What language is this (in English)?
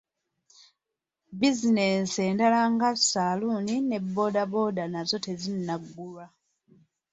Ganda